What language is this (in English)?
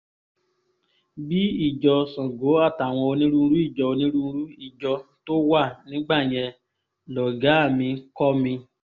Yoruba